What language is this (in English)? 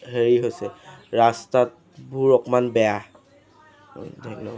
Assamese